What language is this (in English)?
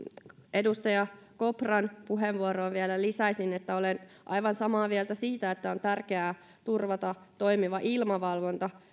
Finnish